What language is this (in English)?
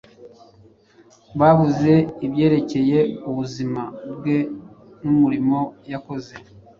Kinyarwanda